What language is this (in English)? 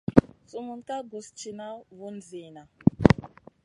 Masana